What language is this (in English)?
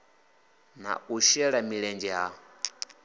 Venda